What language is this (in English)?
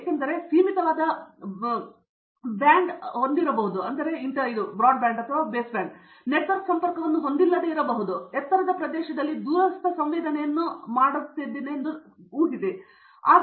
Kannada